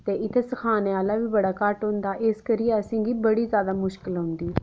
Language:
Dogri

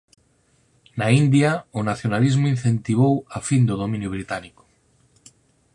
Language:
Galician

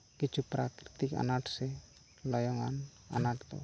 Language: Santali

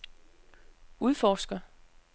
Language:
Danish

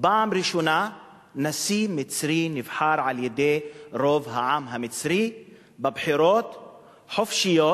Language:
Hebrew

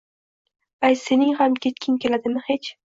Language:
Uzbek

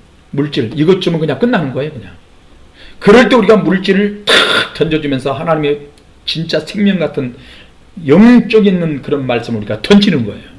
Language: Korean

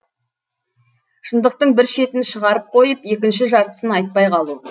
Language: Kazakh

